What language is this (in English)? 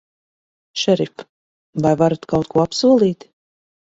Latvian